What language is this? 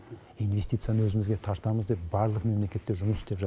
Kazakh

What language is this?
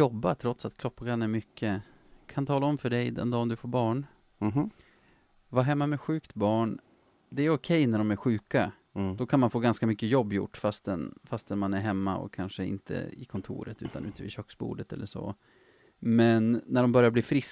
Swedish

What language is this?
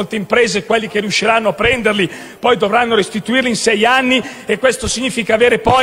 Italian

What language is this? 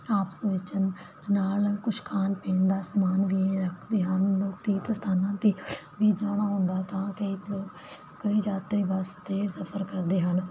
Punjabi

